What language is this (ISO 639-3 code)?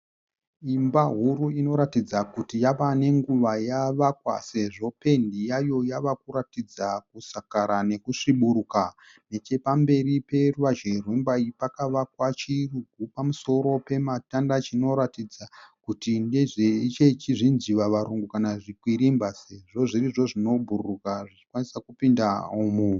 sna